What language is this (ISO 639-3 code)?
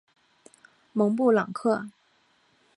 zho